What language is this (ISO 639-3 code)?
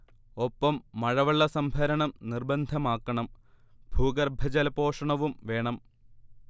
mal